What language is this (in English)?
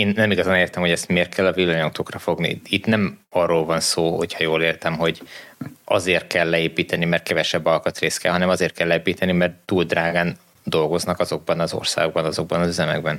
Hungarian